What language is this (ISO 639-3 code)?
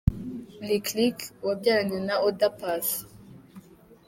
kin